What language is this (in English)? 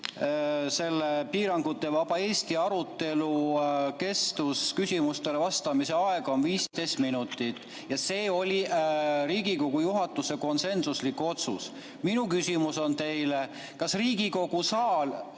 Estonian